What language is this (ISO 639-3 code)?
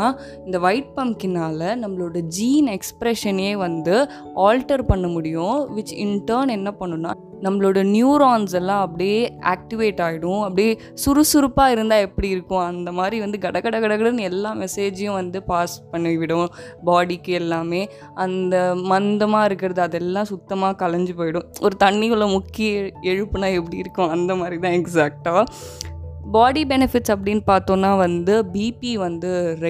tam